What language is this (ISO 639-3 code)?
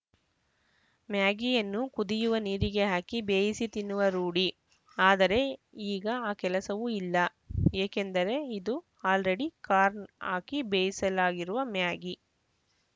kan